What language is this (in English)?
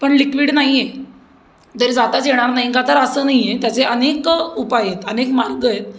Marathi